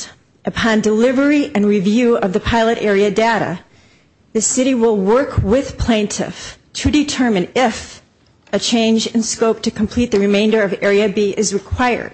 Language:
English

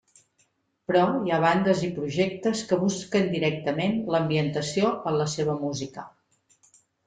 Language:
Catalan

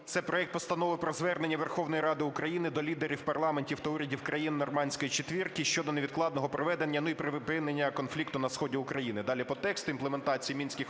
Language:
Ukrainian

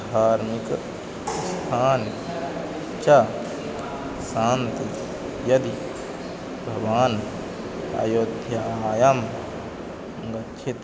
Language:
Sanskrit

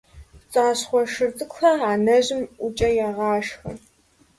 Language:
Kabardian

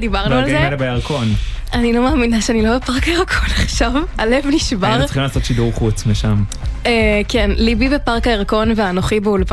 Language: Hebrew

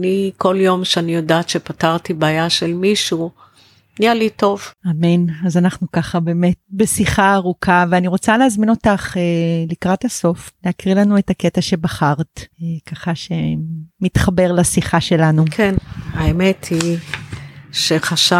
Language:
Hebrew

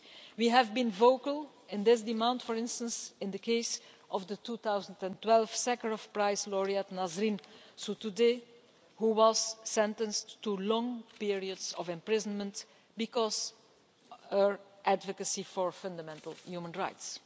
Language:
English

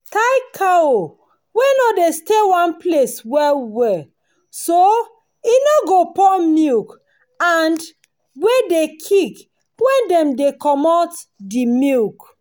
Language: Nigerian Pidgin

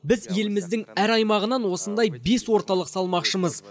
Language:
Kazakh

